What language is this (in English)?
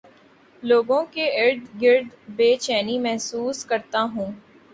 Urdu